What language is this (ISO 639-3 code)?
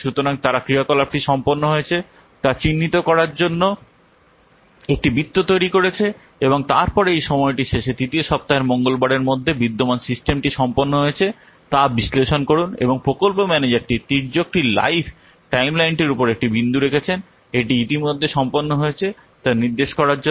ben